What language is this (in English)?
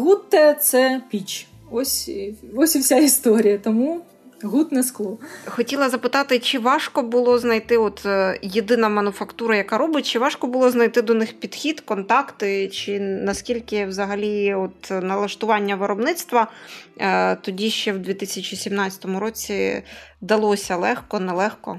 Ukrainian